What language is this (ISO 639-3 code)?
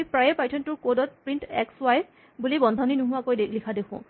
asm